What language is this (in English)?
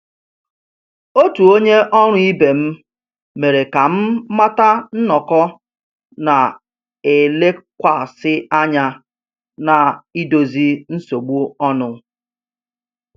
Igbo